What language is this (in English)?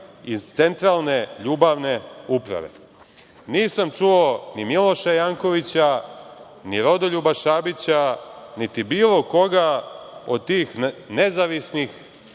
Serbian